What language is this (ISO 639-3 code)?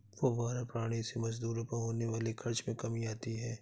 hin